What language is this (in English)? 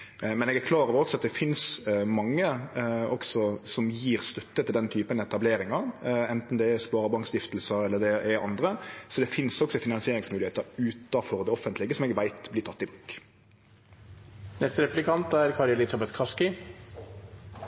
Norwegian